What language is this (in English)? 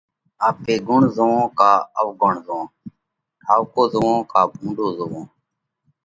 Parkari Koli